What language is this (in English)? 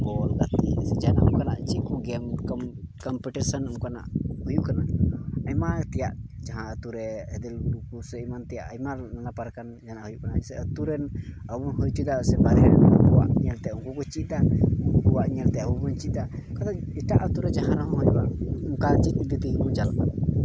Santali